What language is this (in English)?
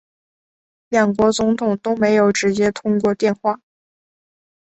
Chinese